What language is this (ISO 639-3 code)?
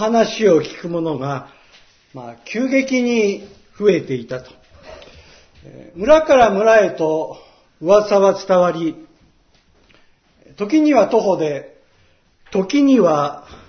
jpn